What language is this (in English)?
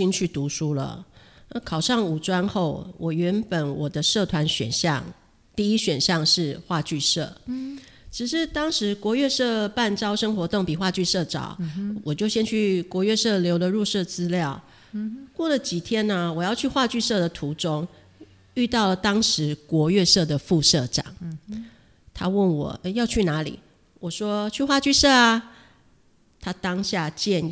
Chinese